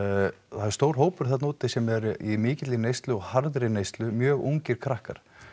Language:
Icelandic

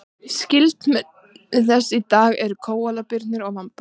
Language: Icelandic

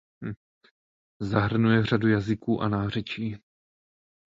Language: Czech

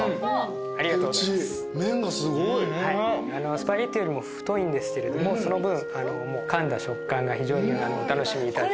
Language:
Japanese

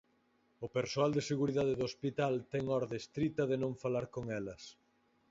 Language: Galician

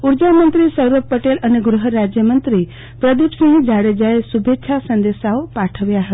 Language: Gujarati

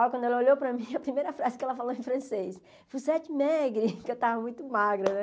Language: Portuguese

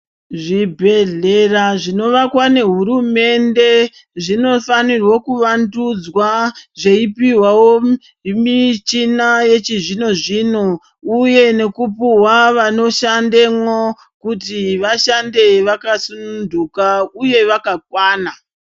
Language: Ndau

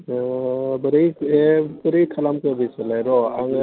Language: Bodo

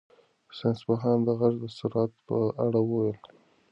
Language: Pashto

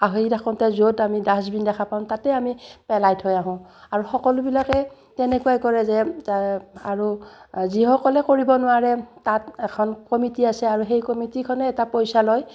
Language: Assamese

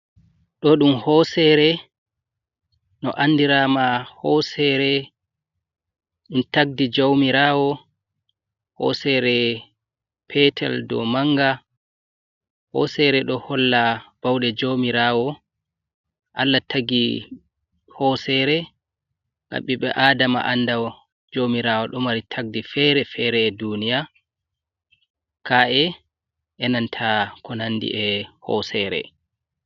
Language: Fula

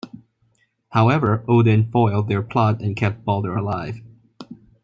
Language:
English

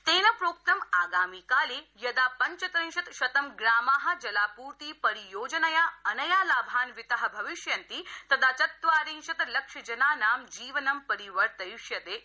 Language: Sanskrit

